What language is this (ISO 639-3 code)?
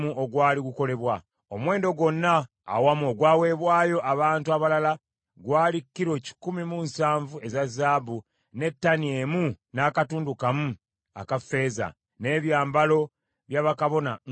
lug